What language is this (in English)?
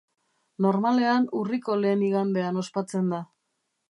Basque